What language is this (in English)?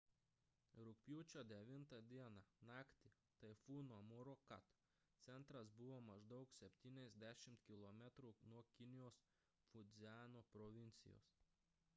Lithuanian